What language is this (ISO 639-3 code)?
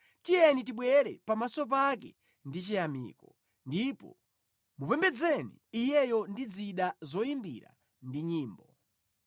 nya